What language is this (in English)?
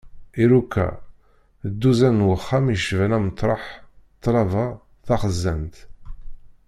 Kabyle